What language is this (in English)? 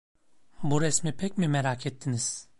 Turkish